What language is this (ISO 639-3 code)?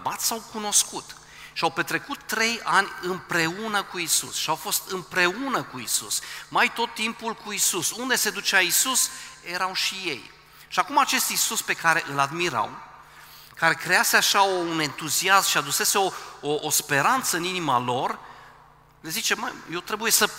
ron